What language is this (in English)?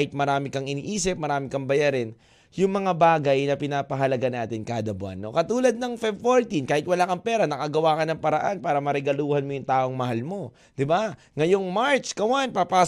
Filipino